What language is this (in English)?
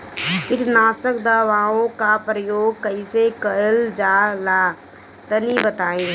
Bhojpuri